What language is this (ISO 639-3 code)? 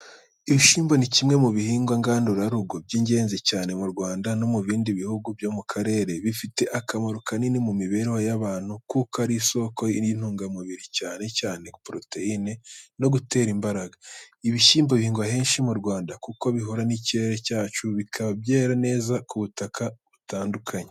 kin